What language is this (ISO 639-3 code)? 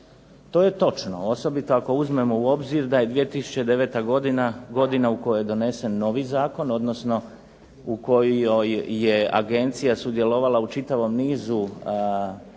hrv